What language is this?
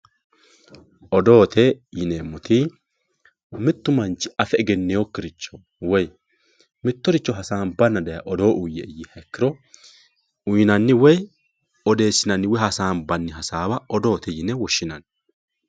Sidamo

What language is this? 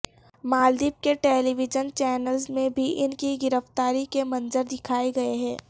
Urdu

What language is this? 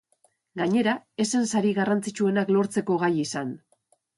Basque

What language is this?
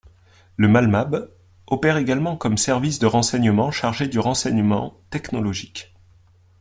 French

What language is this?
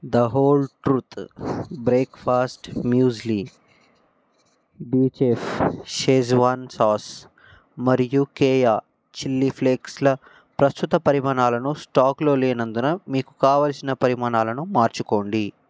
Telugu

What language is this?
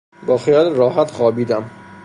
Persian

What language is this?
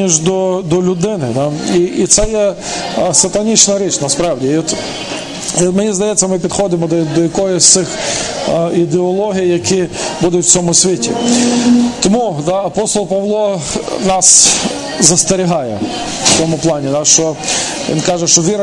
Ukrainian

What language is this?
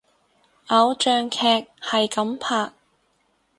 Cantonese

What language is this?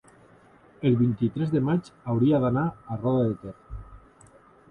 Catalan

